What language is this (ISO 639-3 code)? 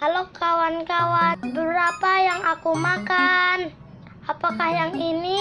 ind